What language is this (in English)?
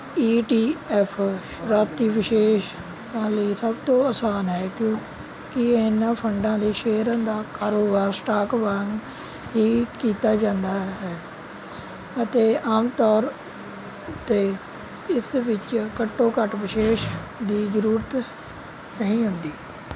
Punjabi